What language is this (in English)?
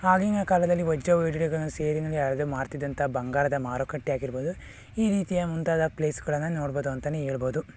Kannada